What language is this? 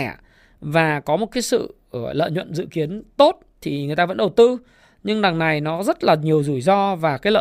Vietnamese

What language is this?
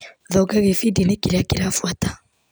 Kikuyu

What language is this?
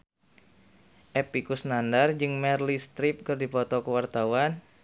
Sundanese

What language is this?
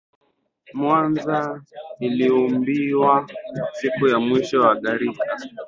Swahili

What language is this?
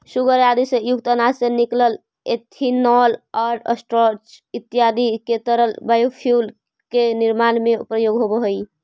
Magahi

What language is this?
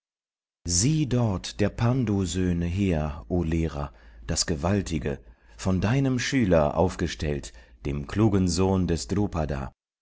German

